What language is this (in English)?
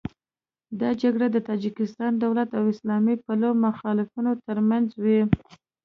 Pashto